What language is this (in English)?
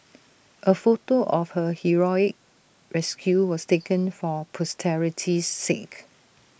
English